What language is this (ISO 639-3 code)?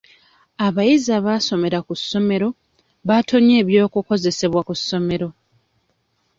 lug